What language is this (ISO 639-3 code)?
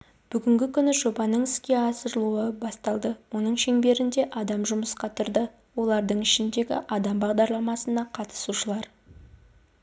kaz